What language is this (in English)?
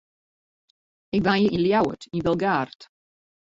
Western Frisian